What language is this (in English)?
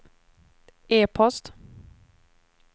Swedish